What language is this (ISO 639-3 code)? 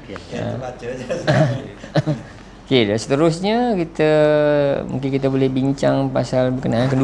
msa